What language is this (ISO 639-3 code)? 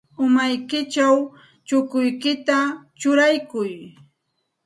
qxt